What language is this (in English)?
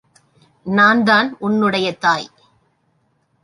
Tamil